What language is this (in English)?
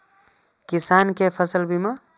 Maithili